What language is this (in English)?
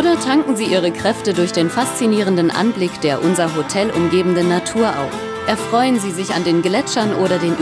German